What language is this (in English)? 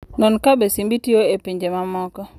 Luo (Kenya and Tanzania)